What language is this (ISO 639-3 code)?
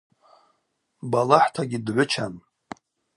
abq